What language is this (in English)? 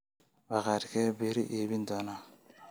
Somali